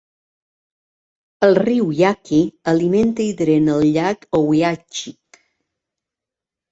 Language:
Catalan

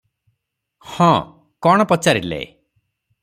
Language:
Odia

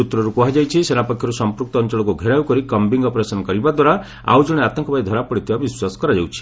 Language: Odia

